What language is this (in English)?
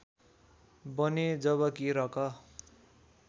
Nepali